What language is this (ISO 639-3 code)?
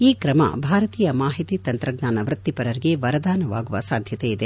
kan